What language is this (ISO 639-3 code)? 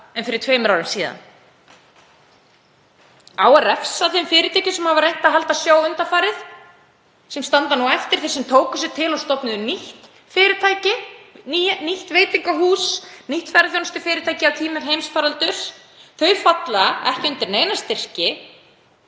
isl